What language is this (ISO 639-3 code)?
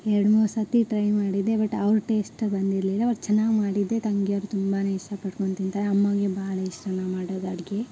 kan